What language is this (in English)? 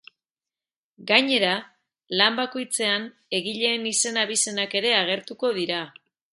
Basque